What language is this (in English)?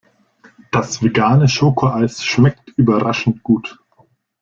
German